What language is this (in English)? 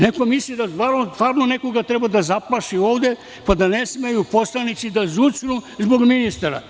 Serbian